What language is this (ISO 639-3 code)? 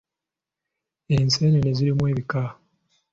lug